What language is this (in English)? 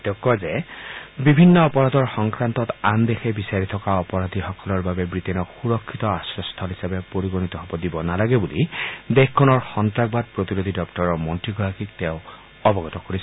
Assamese